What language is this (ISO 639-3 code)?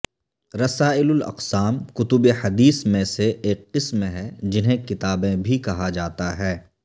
urd